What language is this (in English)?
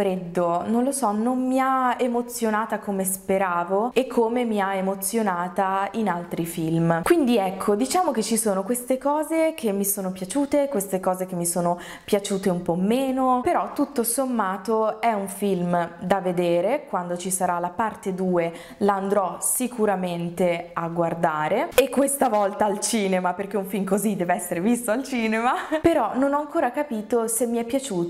Italian